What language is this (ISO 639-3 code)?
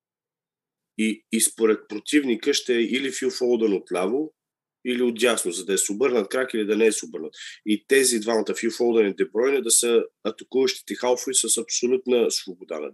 bul